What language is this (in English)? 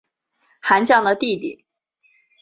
Chinese